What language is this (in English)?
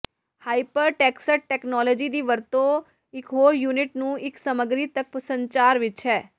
Punjabi